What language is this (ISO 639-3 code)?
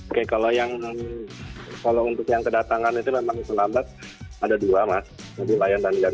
ind